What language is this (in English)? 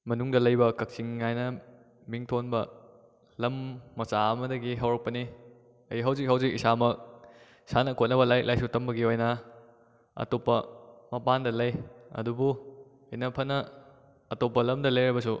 Manipuri